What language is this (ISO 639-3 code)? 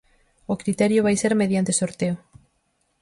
glg